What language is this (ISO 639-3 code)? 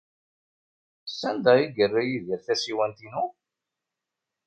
kab